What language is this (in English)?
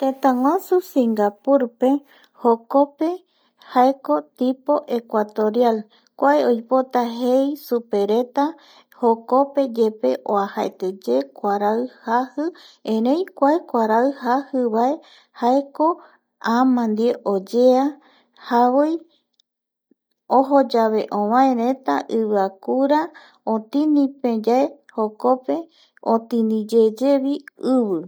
Eastern Bolivian Guaraní